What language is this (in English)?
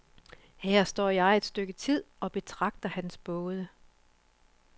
Danish